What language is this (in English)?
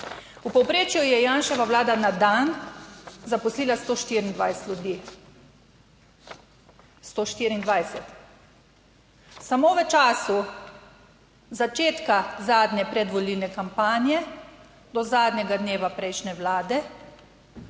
Slovenian